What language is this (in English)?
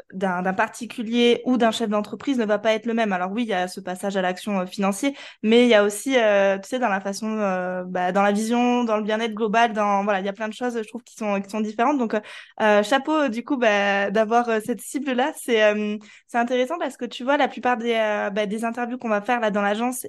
French